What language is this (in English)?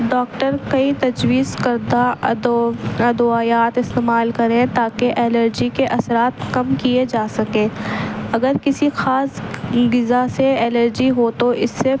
Urdu